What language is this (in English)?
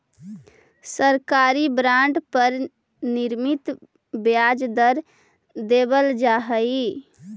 Magahi